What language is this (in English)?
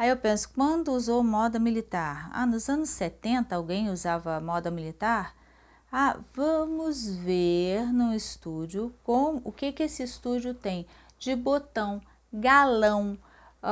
Portuguese